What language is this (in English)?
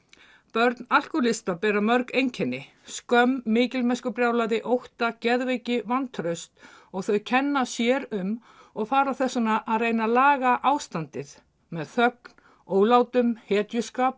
Icelandic